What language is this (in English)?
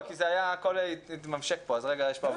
Hebrew